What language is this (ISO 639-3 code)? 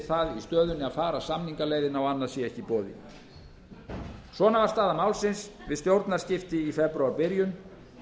isl